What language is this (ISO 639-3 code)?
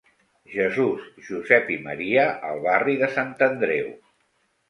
cat